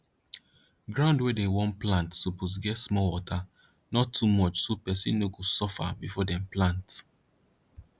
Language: Nigerian Pidgin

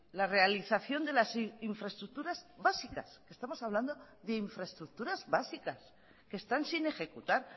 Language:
Spanish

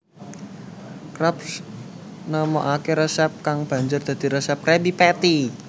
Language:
Javanese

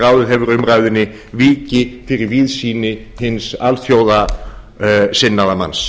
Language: Icelandic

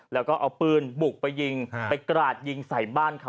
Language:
Thai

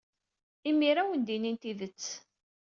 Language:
Kabyle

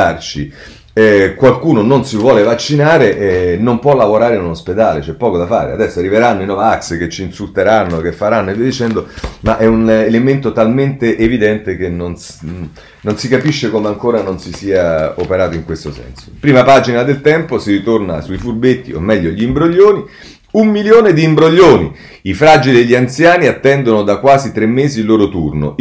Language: Italian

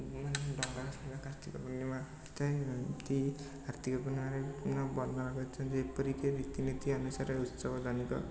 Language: Odia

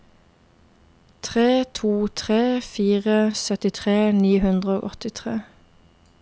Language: Norwegian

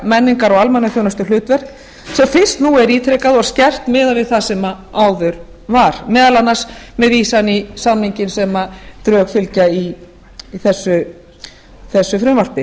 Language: Icelandic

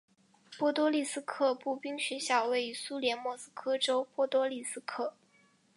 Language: Chinese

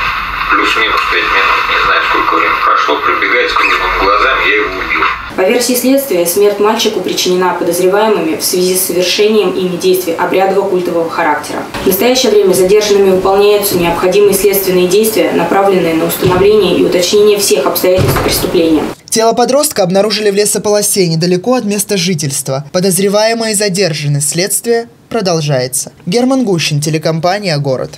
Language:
Russian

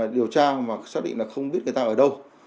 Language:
Vietnamese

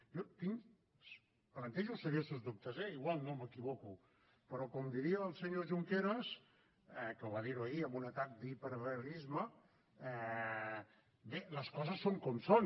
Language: Catalan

